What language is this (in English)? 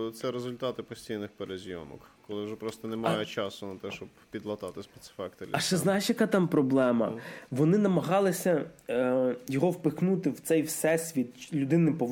Ukrainian